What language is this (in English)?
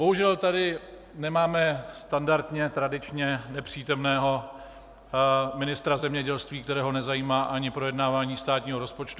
Czech